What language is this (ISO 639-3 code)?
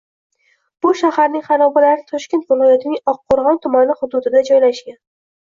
uzb